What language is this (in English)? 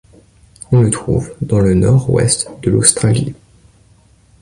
French